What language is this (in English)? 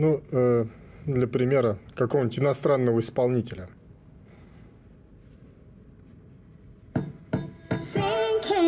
Russian